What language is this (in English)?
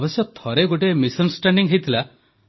Odia